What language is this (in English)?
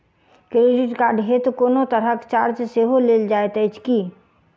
Maithili